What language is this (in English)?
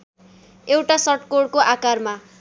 Nepali